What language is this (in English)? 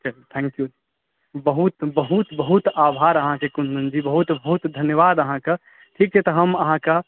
Maithili